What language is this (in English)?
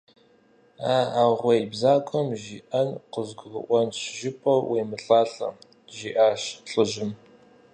Kabardian